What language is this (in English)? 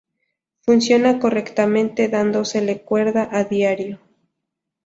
Spanish